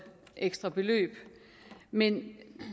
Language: Danish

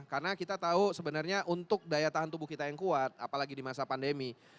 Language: Indonesian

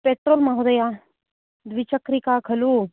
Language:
Sanskrit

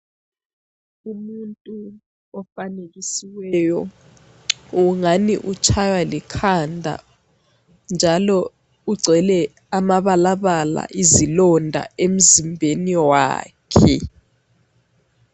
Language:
North Ndebele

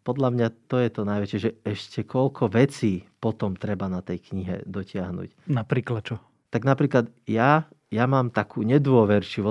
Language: Slovak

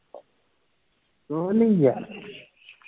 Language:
Punjabi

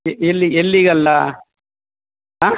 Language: Kannada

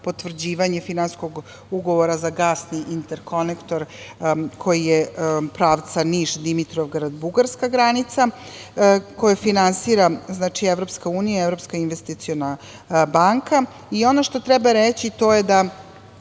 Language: Serbian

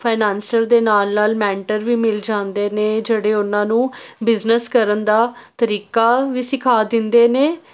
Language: Punjabi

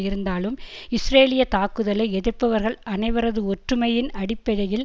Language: Tamil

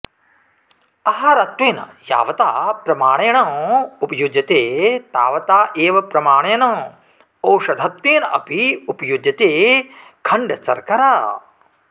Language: Sanskrit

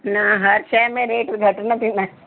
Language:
Sindhi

